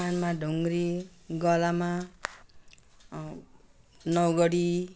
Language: Nepali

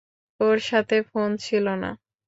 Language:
Bangla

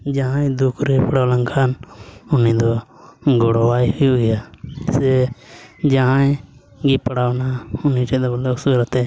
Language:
Santali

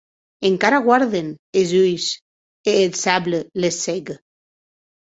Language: Occitan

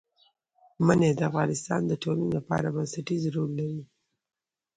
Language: Pashto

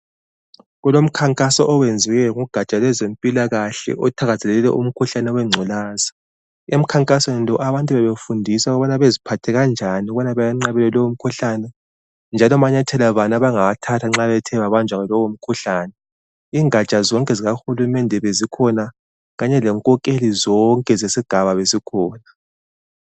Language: North Ndebele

